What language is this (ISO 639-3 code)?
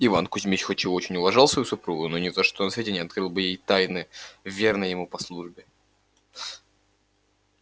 rus